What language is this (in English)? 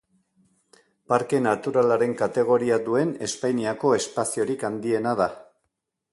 Basque